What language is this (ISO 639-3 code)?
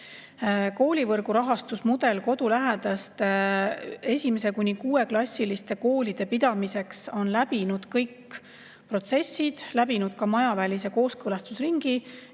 est